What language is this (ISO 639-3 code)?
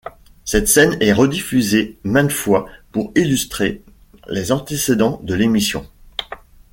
fra